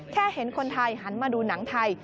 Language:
Thai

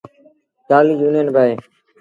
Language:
Sindhi Bhil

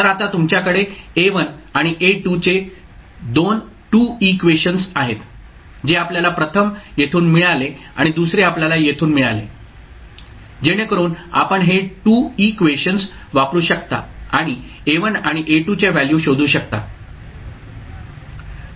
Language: Marathi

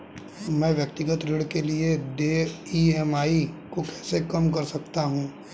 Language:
Hindi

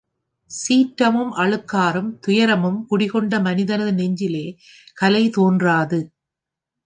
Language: Tamil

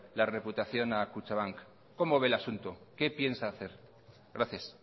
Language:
Spanish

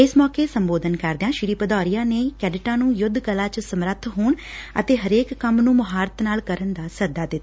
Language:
Punjabi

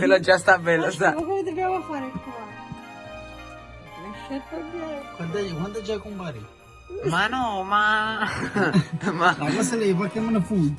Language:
Italian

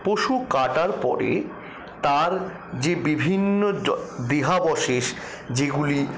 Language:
Bangla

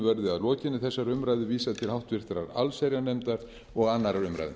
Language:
Icelandic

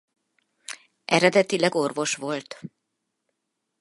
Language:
Hungarian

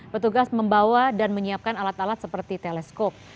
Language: Indonesian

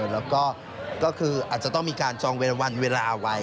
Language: Thai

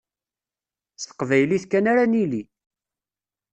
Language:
Kabyle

